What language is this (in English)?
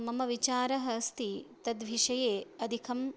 Sanskrit